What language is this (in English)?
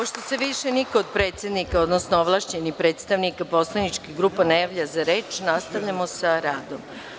Serbian